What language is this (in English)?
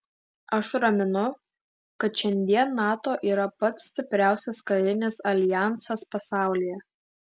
Lithuanian